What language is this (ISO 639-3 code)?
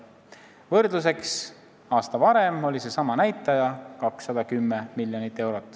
est